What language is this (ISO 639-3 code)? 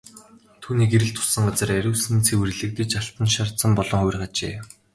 mon